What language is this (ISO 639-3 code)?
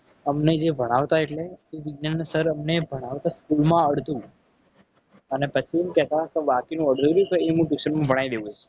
guj